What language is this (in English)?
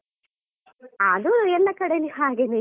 Kannada